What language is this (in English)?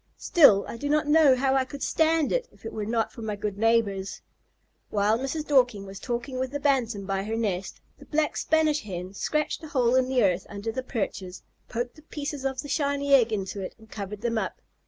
English